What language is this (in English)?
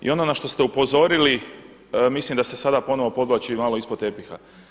Croatian